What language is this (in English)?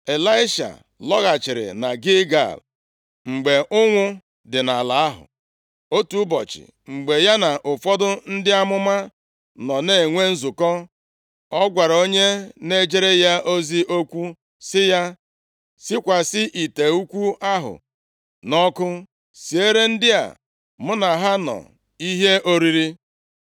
Igbo